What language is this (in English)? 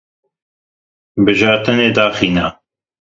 Kurdish